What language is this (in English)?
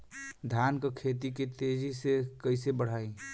Bhojpuri